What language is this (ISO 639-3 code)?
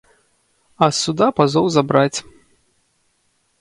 bel